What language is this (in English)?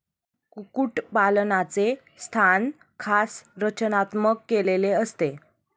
Marathi